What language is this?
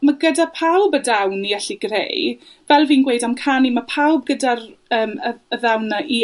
Welsh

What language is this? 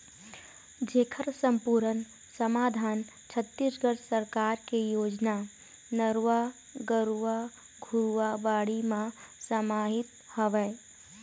Chhattisgarhi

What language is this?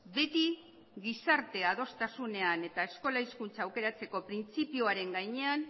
Basque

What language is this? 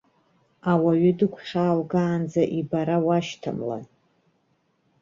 Abkhazian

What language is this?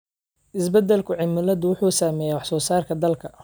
Somali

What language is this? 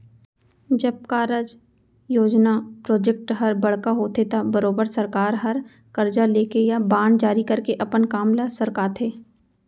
Chhattisgarhi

